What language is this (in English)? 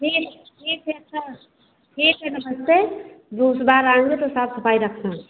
Hindi